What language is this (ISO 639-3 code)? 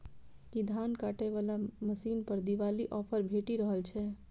mai